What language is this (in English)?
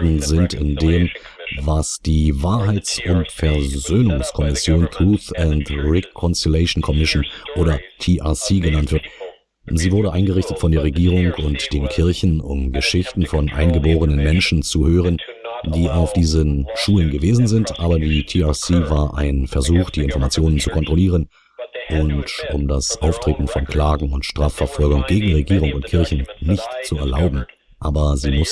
German